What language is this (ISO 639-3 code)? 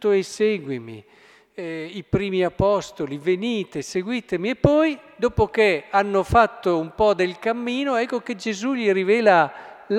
ita